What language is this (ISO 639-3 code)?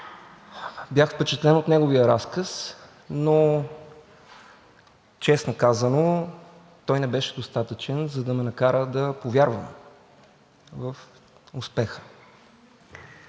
bul